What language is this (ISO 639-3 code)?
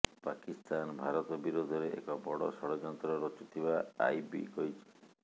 ori